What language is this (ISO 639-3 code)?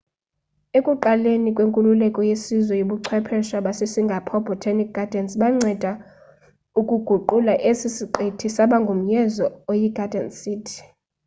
xho